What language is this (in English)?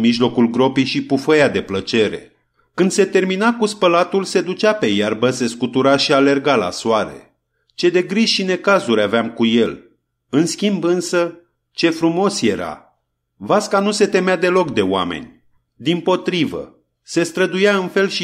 Romanian